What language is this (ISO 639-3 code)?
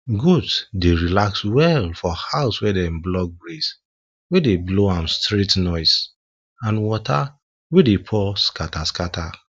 pcm